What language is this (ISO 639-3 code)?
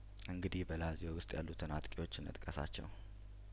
amh